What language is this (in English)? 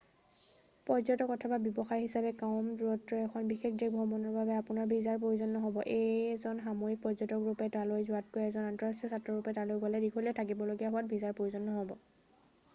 Assamese